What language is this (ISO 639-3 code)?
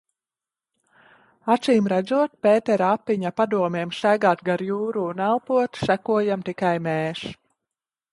lav